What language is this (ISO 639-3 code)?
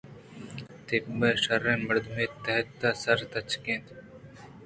bgp